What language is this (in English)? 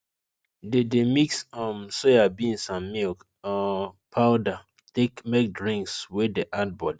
Nigerian Pidgin